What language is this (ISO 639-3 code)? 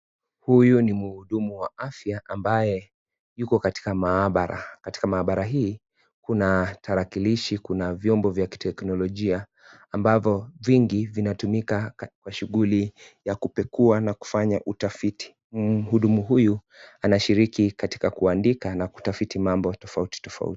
swa